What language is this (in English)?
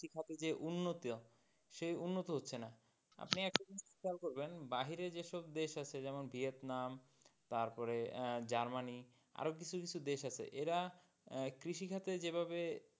Bangla